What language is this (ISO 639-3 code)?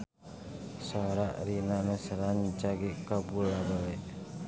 sun